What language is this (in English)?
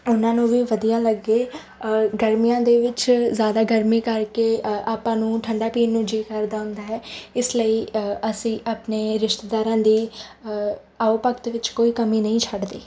Punjabi